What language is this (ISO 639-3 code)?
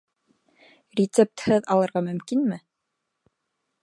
bak